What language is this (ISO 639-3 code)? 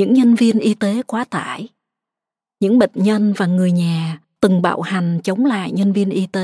vie